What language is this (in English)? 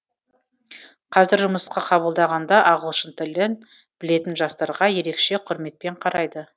Kazakh